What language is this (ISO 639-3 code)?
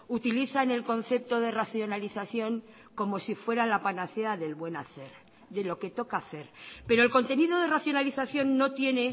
spa